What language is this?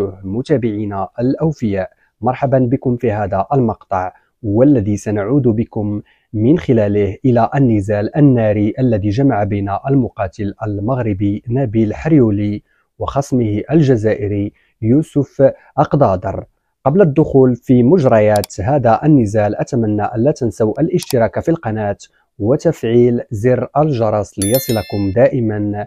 Arabic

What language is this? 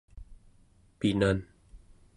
Central Yupik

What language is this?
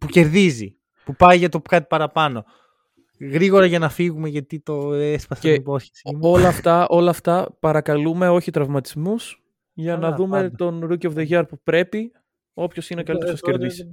Greek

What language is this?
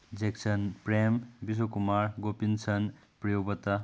Manipuri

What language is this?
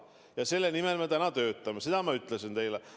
Estonian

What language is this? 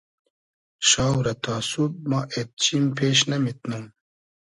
Hazaragi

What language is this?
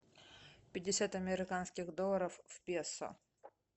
Russian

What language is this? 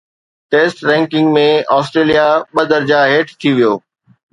Sindhi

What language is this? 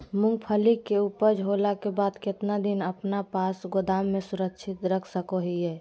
Magahi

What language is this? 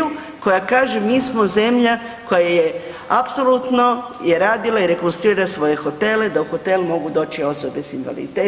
Croatian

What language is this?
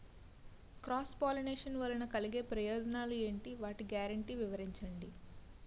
Telugu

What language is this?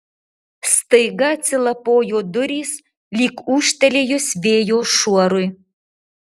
Lithuanian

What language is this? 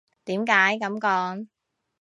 Cantonese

